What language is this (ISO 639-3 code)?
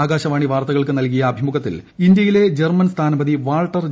mal